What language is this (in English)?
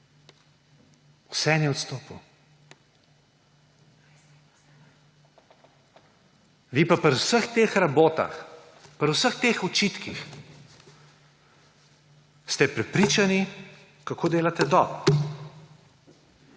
Slovenian